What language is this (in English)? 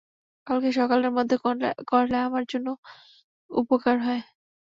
Bangla